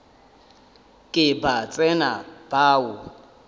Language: Northern Sotho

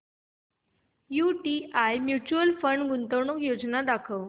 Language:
Marathi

